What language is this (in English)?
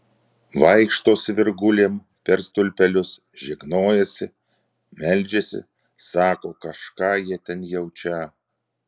Lithuanian